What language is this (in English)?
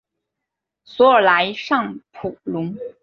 Chinese